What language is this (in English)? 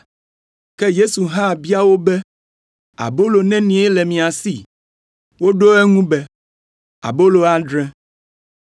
Ewe